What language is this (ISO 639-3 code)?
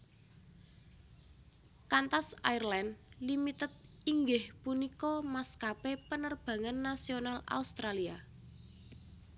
jav